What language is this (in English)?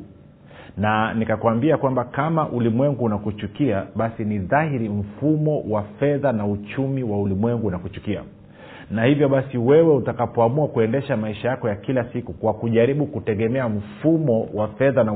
Swahili